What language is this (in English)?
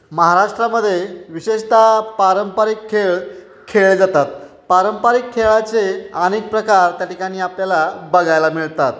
Marathi